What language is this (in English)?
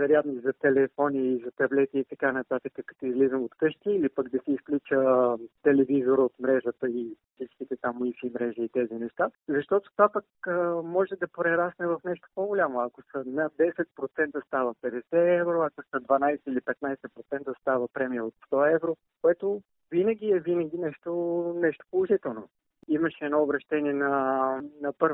Bulgarian